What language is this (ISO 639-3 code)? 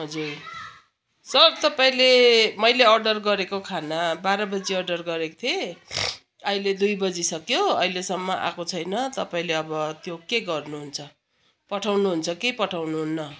nep